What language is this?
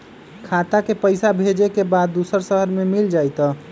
Magahi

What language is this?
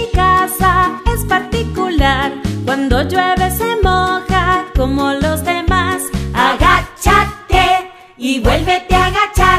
Spanish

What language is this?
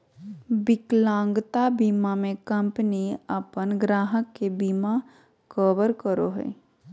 Magahi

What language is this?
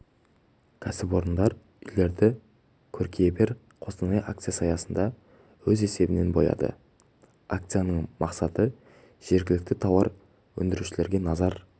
Kazakh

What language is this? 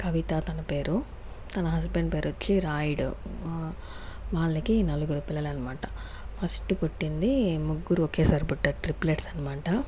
Telugu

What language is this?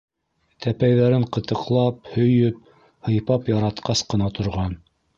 Bashkir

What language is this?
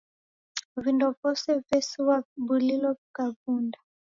Taita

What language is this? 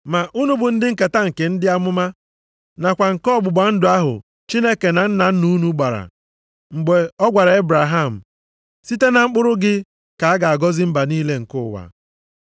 Igbo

